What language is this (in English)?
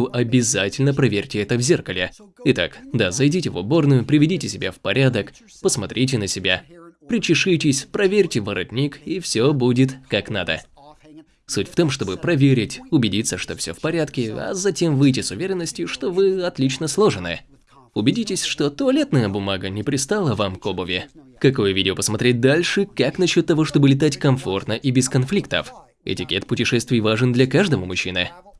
Russian